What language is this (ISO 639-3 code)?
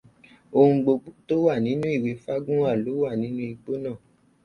yor